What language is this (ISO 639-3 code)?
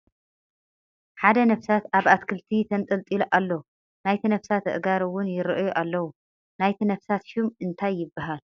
tir